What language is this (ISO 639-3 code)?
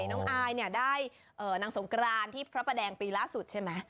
tha